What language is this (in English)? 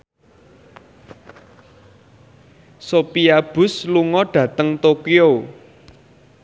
Javanese